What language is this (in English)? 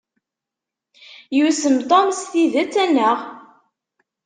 Kabyle